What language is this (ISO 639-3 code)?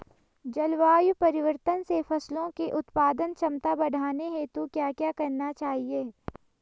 hin